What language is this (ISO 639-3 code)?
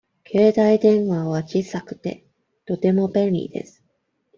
jpn